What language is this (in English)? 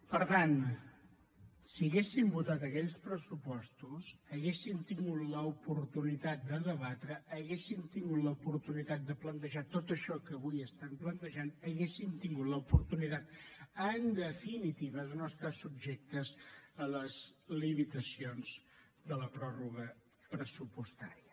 Catalan